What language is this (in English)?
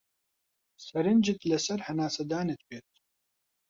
Central Kurdish